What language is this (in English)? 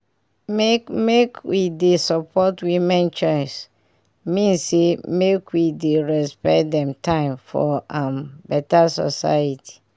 Nigerian Pidgin